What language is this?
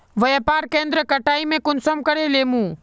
Magahi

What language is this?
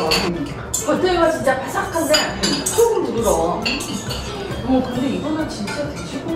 Korean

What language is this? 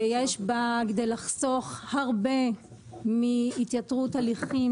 Hebrew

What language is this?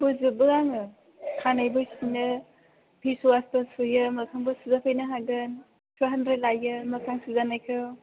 Bodo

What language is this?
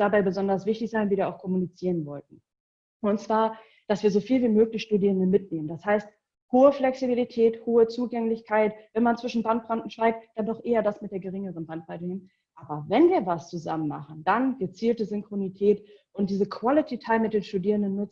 German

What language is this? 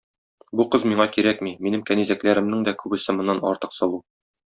Tatar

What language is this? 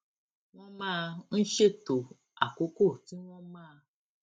Yoruba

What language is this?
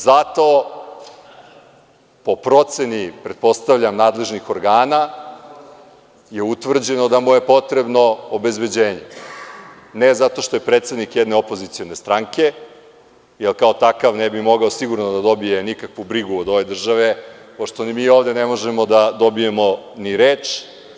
Serbian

